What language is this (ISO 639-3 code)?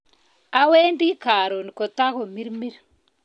kln